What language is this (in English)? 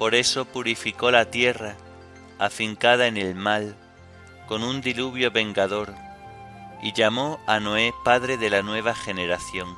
Spanish